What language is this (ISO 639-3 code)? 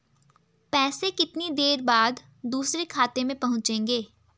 hin